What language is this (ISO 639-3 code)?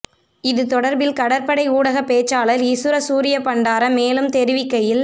tam